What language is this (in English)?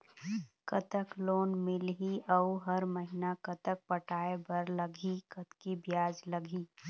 Chhattisgarhi